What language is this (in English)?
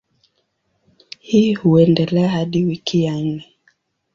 Swahili